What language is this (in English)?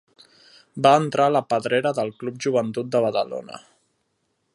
Catalan